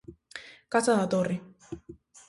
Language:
Galician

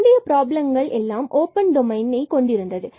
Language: Tamil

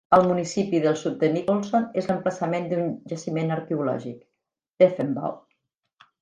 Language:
Catalan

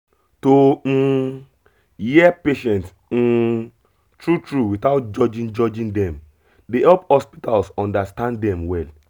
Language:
Nigerian Pidgin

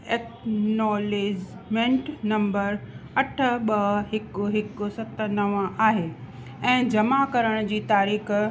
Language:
Sindhi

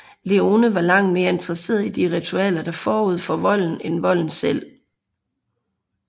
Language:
Danish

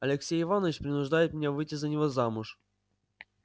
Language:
Russian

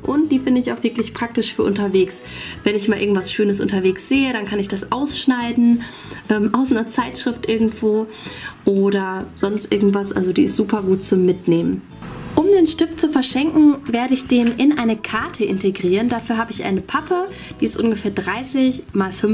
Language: German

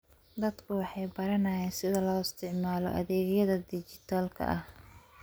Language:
Somali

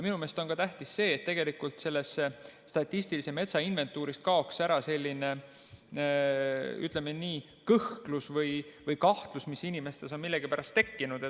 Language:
Estonian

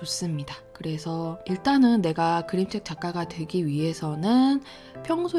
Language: Korean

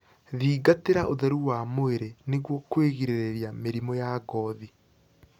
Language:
Kikuyu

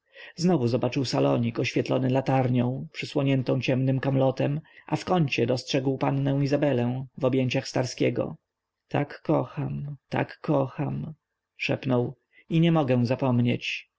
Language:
Polish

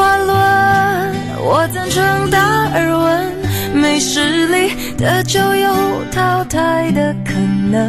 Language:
Chinese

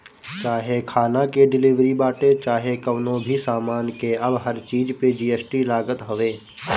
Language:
Bhojpuri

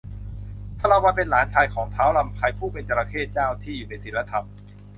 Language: Thai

